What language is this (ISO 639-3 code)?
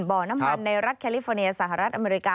tha